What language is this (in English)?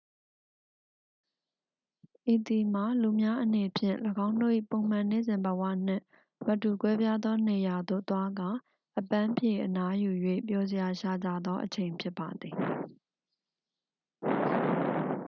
Burmese